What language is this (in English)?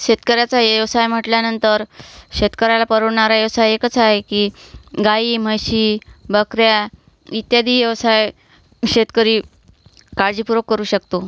Marathi